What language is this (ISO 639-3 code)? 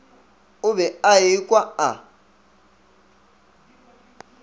nso